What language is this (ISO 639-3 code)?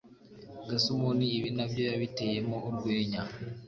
kin